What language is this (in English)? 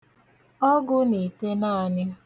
Igbo